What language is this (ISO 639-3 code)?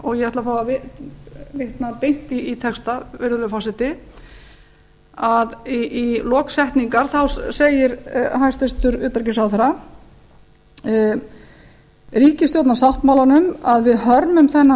isl